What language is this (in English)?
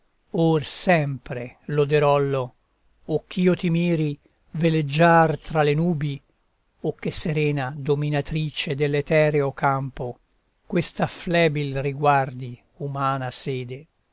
Italian